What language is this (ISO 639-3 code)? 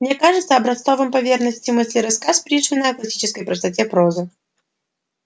rus